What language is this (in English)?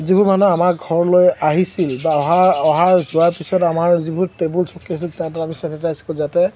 Assamese